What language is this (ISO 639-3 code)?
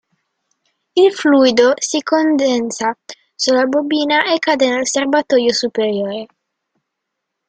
ita